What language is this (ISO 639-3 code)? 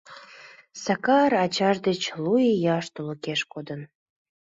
chm